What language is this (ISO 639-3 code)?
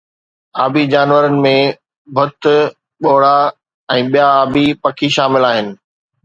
snd